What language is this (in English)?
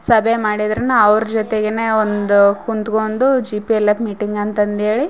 Kannada